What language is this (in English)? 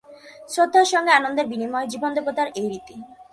Bangla